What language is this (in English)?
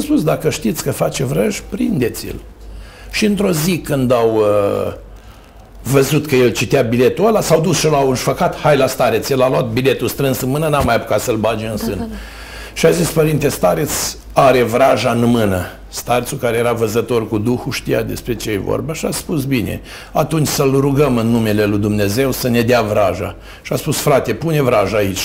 Romanian